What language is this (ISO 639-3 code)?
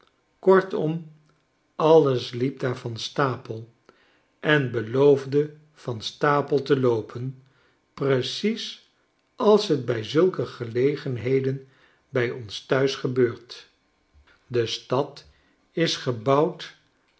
nld